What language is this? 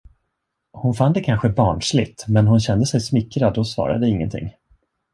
Swedish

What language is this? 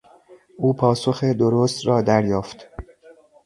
Persian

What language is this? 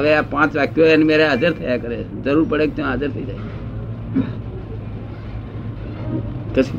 Gujarati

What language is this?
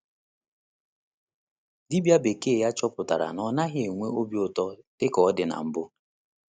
Igbo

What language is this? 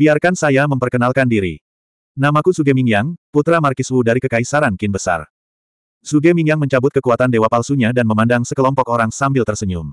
Indonesian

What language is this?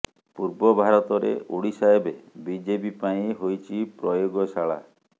Odia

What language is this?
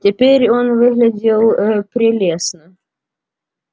Russian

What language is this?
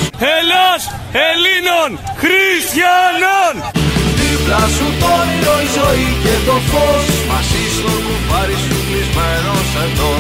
Greek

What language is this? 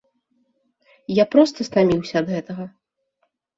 Belarusian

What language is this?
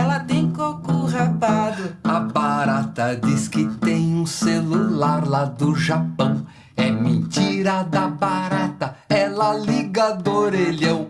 Portuguese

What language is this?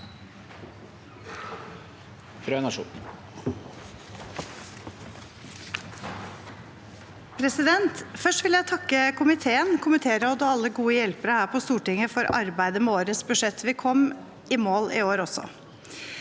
Norwegian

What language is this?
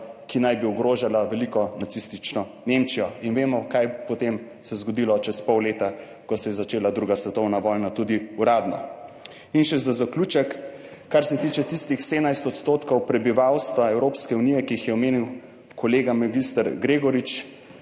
Slovenian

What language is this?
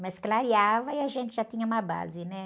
Portuguese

